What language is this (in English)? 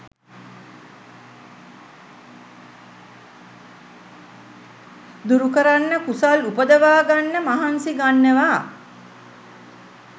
Sinhala